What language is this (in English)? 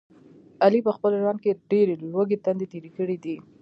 Pashto